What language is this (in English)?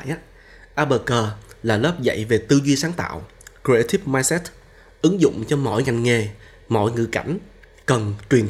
Vietnamese